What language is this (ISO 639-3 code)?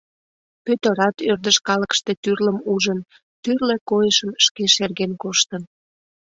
chm